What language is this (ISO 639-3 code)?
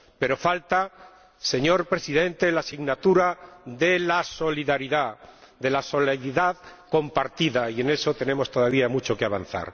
spa